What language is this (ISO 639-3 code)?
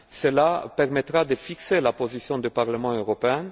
fra